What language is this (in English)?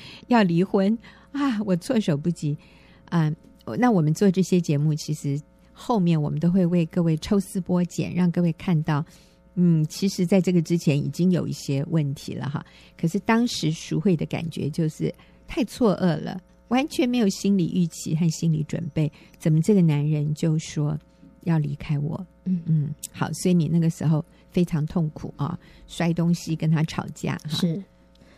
Chinese